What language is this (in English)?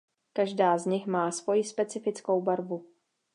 Czech